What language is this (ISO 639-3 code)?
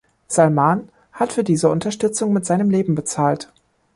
deu